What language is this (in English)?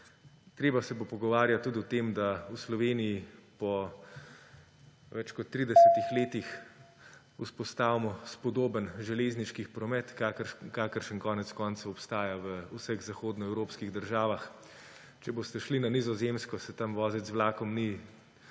Slovenian